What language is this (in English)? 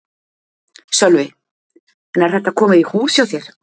Icelandic